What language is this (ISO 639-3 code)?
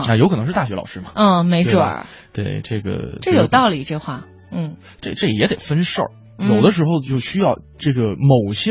zho